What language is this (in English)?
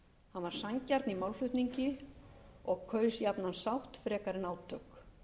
Icelandic